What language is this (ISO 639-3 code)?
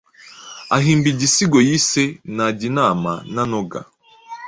kin